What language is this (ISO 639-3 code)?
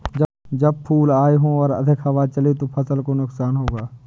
hin